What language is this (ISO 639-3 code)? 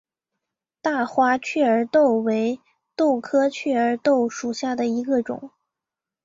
zho